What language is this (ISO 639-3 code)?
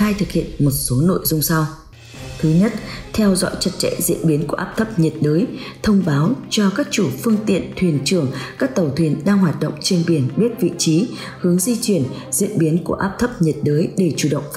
vie